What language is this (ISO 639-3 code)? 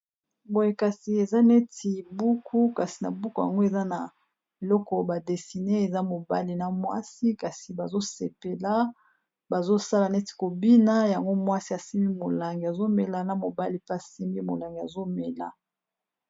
lin